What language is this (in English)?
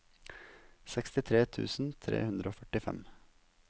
Norwegian